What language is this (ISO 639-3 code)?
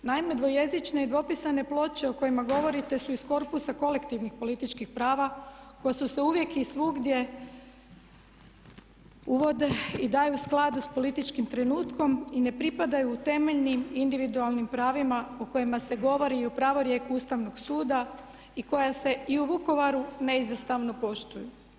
hrv